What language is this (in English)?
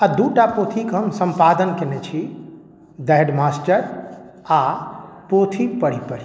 Maithili